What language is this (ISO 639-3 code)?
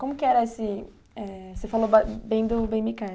por